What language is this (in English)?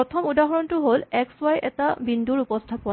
Assamese